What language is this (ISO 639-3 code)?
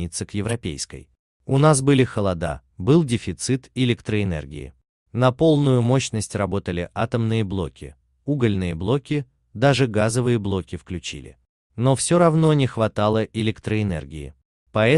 rus